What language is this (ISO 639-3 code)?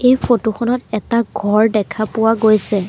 asm